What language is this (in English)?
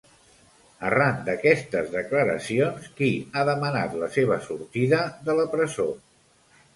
Catalan